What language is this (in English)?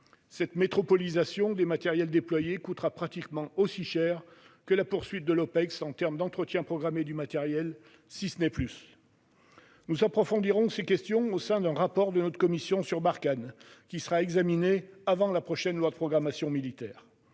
French